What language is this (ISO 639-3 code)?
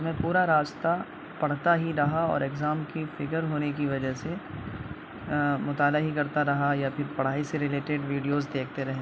urd